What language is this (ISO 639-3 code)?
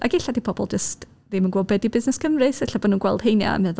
cym